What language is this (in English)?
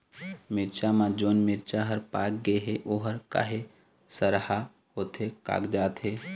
Chhattisgarhi